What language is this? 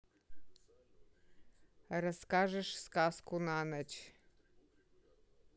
Russian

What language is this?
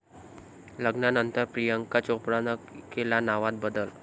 Marathi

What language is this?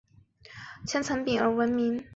Chinese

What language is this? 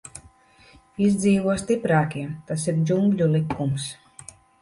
Latvian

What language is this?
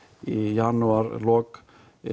Icelandic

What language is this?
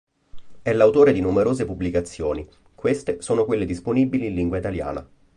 Italian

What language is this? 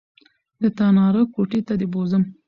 Pashto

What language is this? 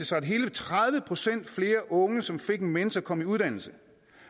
Danish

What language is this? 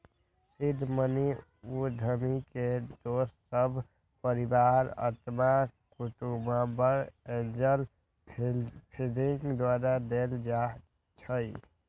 Magahi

